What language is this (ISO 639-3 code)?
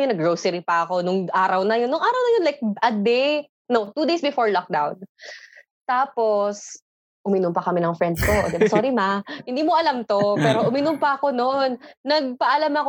fil